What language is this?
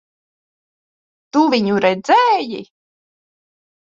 Latvian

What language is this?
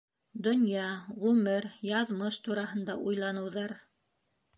Bashkir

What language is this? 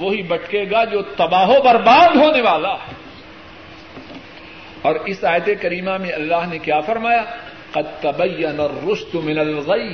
Urdu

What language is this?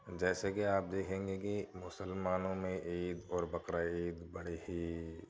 Urdu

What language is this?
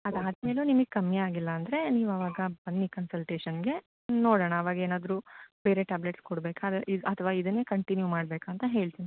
Kannada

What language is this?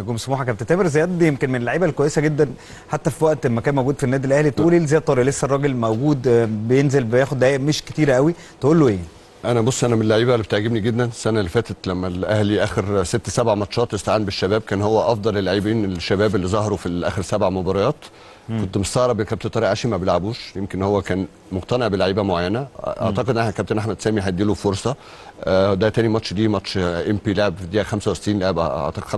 Arabic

